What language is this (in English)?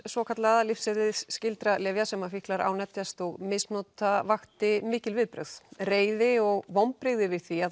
Icelandic